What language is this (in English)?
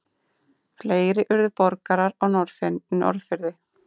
Icelandic